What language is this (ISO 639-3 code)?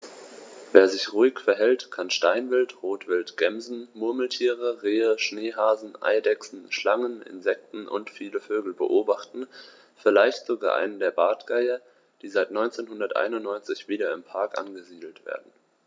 deu